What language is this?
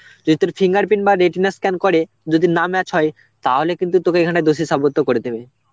Bangla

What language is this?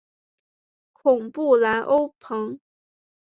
Chinese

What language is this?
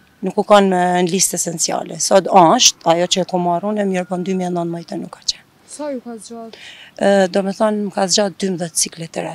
Romanian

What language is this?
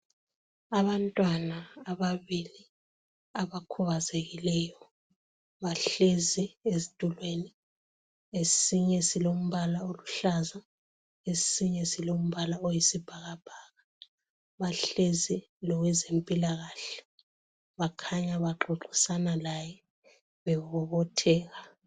North Ndebele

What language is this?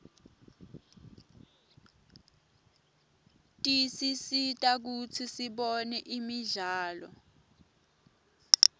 Swati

